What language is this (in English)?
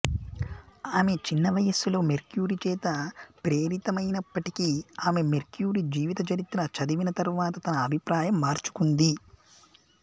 Telugu